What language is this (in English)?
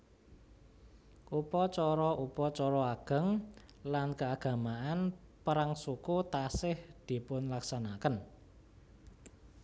Javanese